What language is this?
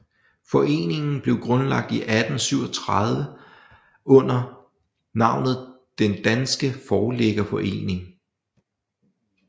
Danish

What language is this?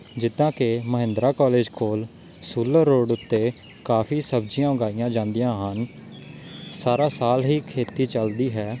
Punjabi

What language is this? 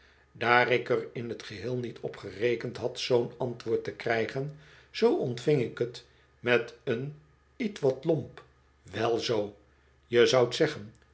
Dutch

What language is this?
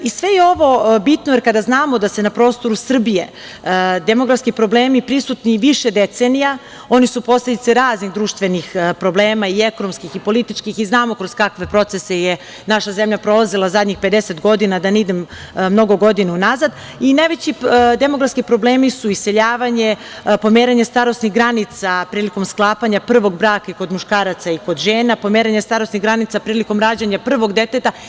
Serbian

